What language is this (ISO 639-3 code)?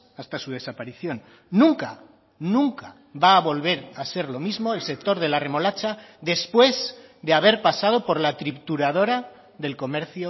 spa